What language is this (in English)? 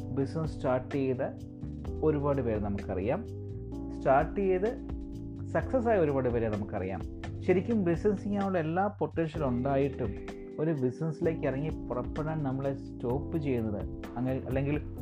Malayalam